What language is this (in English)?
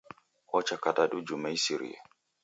Taita